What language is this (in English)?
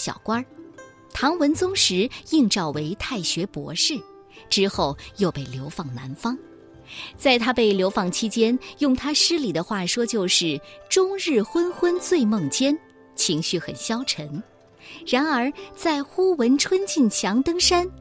Chinese